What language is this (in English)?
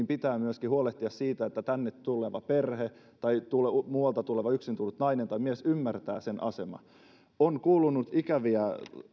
Finnish